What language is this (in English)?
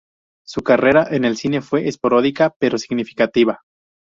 Spanish